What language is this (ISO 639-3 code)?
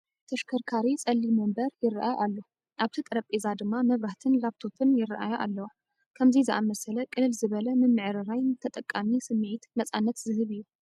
tir